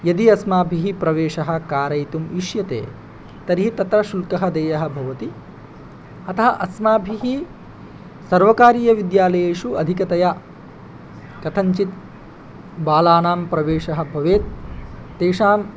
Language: Sanskrit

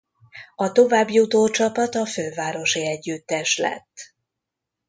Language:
Hungarian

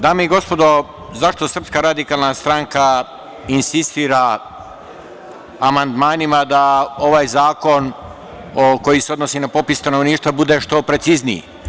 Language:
Serbian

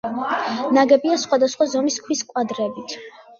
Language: Georgian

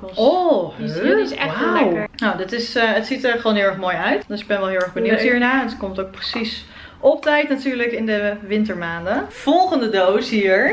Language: Dutch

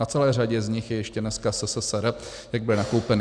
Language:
Czech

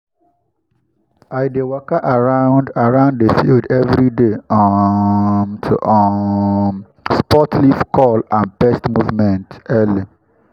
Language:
Nigerian Pidgin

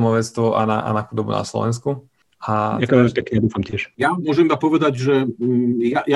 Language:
Slovak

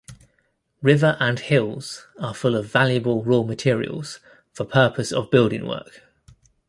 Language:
English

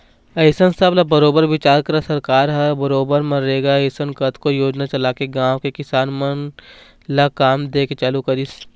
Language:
Chhattisgarhi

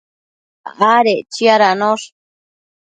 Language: Matsés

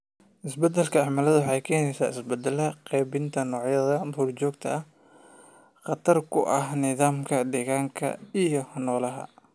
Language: Somali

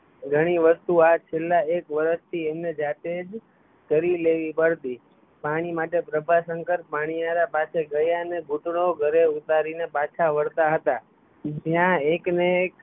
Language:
Gujarati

